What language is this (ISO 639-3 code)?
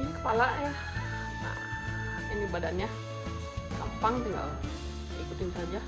ind